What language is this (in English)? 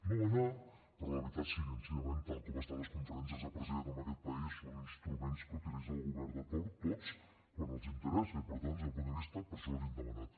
Catalan